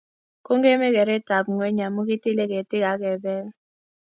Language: Kalenjin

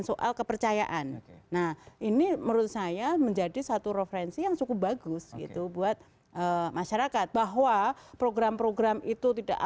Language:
Indonesian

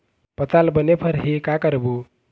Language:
Chhattisgarhi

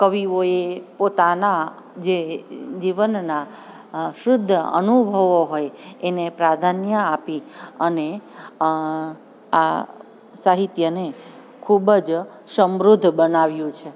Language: Gujarati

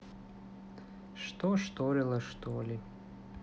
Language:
Russian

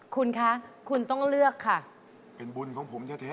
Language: Thai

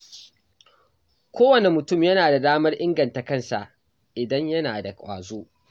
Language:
Hausa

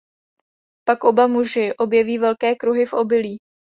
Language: Czech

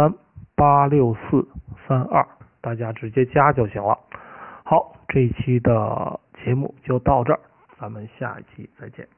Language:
Chinese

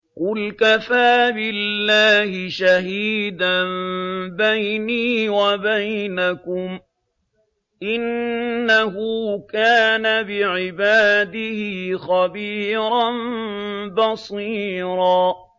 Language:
Arabic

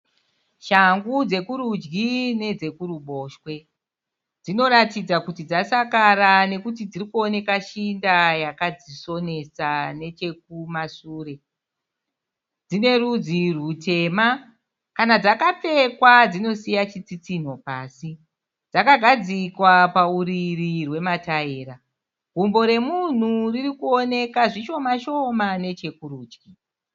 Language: Shona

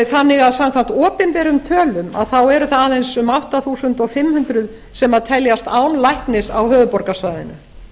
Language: Icelandic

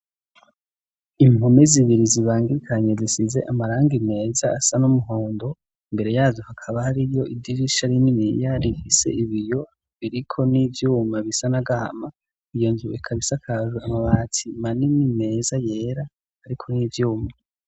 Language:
Rundi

